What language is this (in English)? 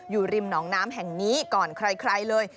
Thai